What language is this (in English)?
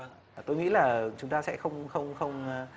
Vietnamese